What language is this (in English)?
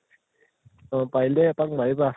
Assamese